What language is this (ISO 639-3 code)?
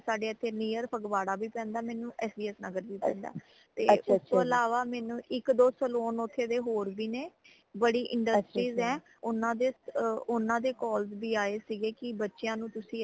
pan